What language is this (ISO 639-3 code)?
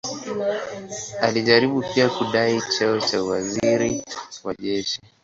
swa